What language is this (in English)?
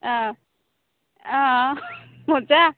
Assamese